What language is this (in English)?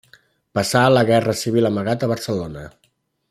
Catalan